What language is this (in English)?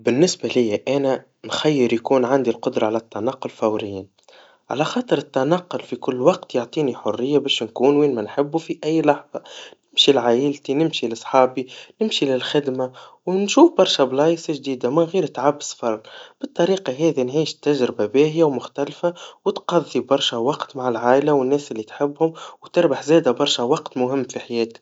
Tunisian Arabic